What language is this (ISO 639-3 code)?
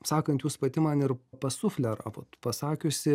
lit